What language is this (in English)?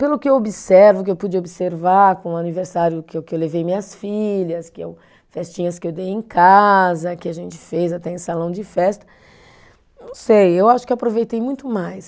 Portuguese